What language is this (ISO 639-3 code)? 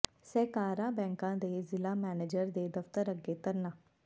pan